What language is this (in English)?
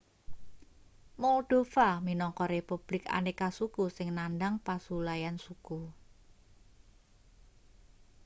Javanese